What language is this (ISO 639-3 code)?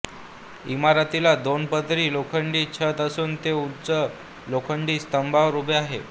mar